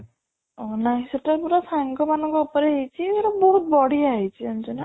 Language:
Odia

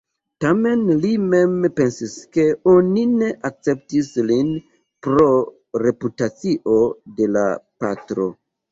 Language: Esperanto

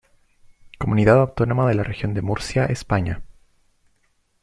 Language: Spanish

